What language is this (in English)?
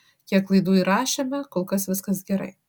Lithuanian